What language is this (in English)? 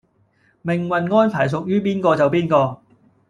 Cantonese